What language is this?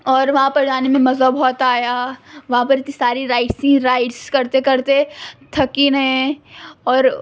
Urdu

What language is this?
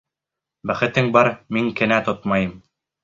Bashkir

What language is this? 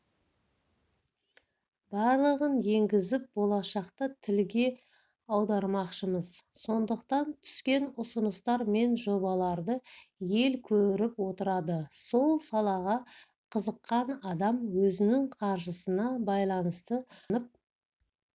Kazakh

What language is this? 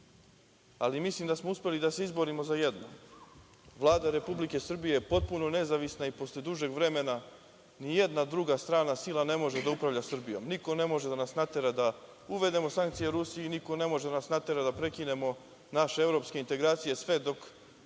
Serbian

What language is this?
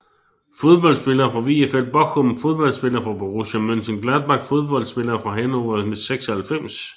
Danish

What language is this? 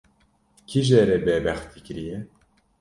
Kurdish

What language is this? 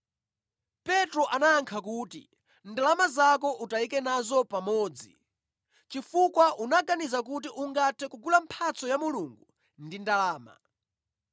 Nyanja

